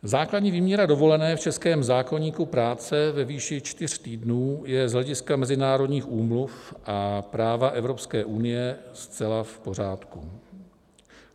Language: Czech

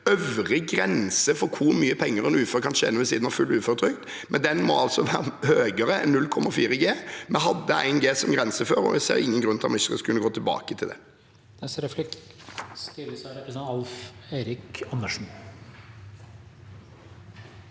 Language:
Norwegian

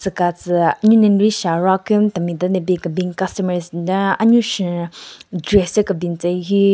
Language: Southern Rengma Naga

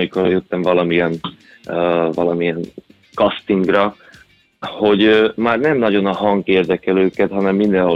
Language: Hungarian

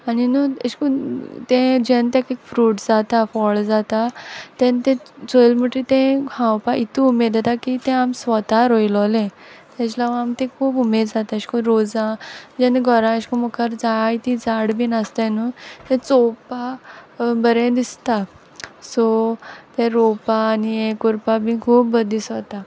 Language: Konkani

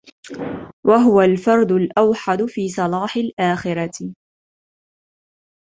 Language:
Arabic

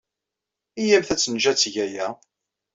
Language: Kabyle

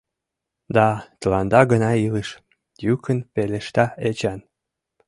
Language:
Mari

